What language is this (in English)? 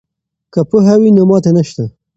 Pashto